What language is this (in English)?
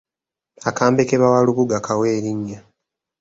Ganda